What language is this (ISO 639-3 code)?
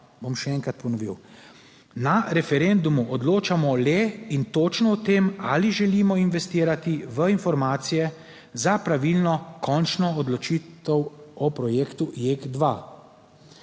slv